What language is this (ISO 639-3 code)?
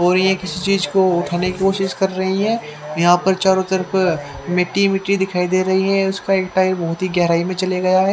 hin